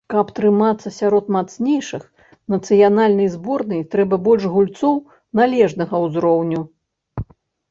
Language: Belarusian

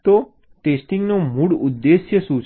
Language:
Gujarati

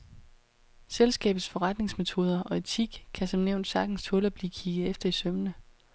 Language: Danish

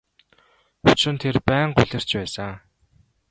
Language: Mongolian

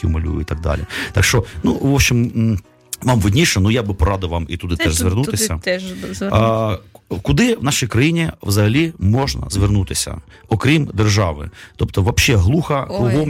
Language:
Ukrainian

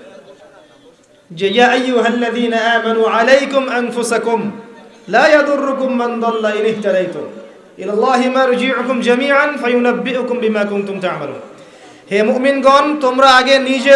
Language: Bangla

